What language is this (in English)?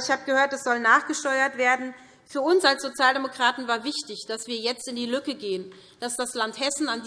German